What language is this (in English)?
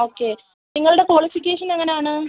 Malayalam